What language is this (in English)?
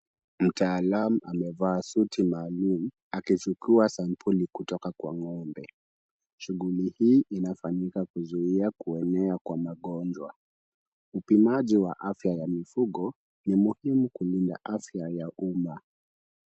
Swahili